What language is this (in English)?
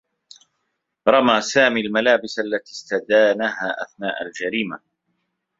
Arabic